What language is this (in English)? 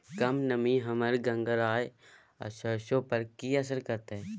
Maithili